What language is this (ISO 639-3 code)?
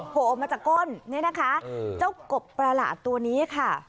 tha